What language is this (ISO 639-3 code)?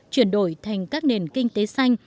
vie